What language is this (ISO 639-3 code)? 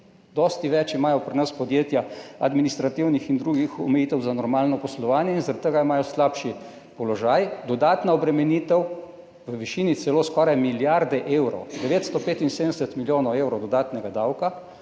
slv